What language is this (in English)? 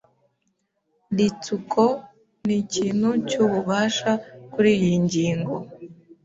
Kinyarwanda